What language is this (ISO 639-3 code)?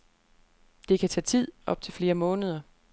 dan